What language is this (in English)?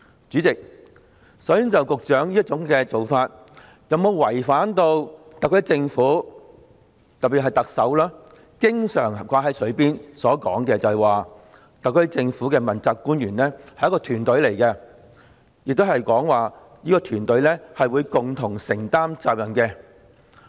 Cantonese